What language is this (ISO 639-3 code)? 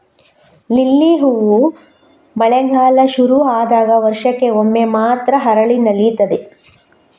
kan